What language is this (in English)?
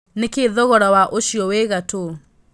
Kikuyu